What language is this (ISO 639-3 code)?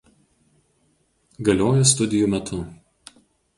lit